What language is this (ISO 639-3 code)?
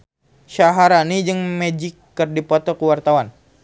sun